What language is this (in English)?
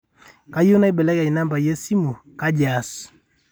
Masai